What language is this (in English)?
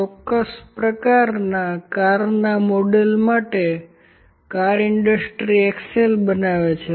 Gujarati